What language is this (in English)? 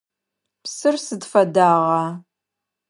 Adyghe